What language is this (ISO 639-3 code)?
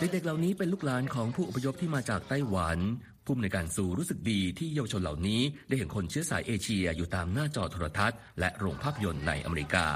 tha